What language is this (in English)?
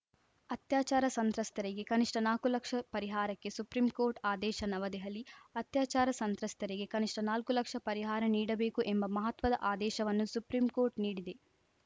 Kannada